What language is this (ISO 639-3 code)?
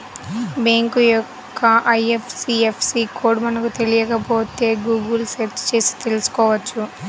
tel